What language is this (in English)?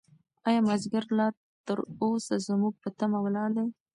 Pashto